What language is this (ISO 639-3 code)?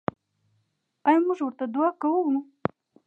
pus